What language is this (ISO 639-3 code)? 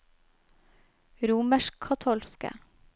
nor